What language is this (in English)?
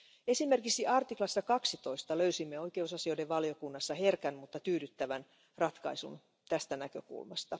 Finnish